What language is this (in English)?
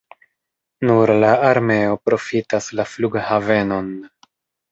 Esperanto